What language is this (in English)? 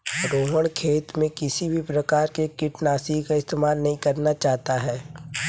Hindi